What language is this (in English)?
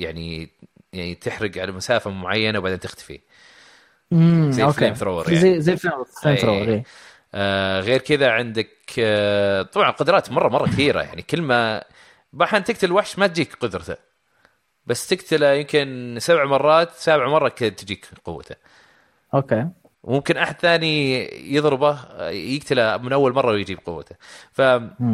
Arabic